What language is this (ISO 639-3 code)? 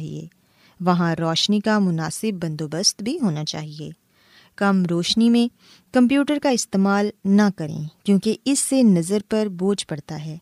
urd